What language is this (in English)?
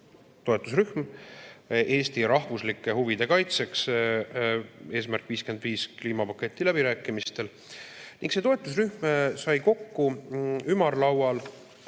Estonian